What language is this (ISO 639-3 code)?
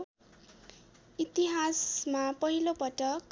nep